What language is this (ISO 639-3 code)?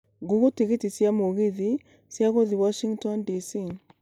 kik